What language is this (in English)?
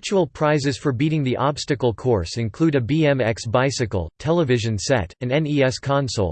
English